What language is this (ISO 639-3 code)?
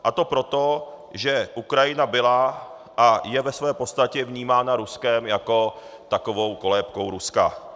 ces